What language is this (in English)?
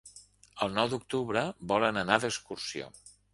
Catalan